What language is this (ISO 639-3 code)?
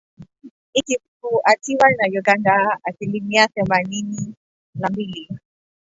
swa